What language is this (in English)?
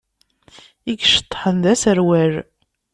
Kabyle